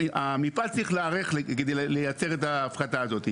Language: Hebrew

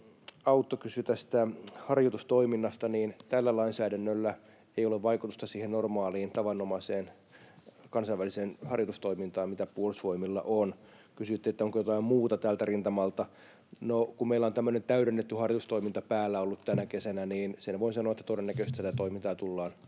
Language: Finnish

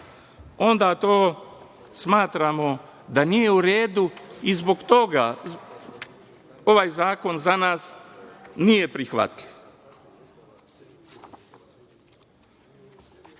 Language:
Serbian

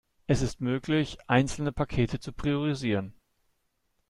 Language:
German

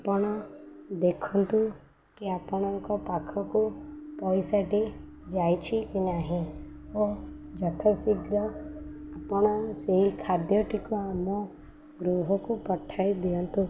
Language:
Odia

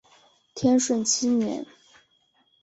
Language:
Chinese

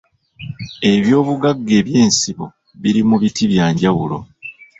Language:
Ganda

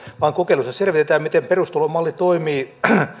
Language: Finnish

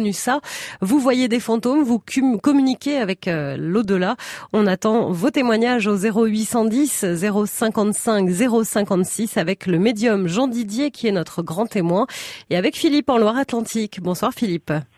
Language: French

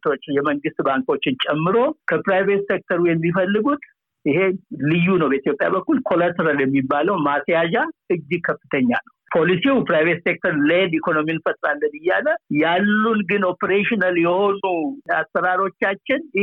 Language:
Amharic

